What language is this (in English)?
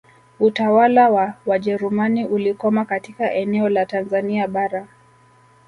Swahili